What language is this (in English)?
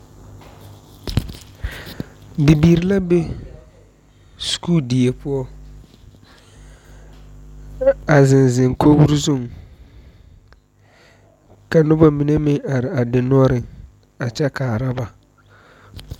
Southern Dagaare